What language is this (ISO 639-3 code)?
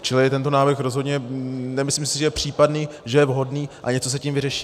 ces